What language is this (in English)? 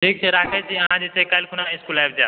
Maithili